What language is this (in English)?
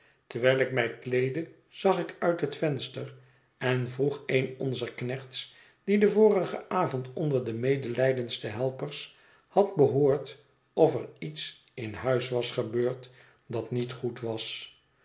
Dutch